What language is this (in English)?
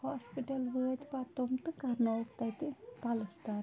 Kashmiri